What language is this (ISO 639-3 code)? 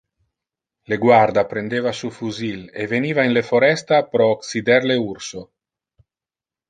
ina